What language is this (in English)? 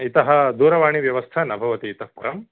Sanskrit